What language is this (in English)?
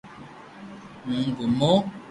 Loarki